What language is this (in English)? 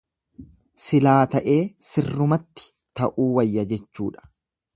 Oromo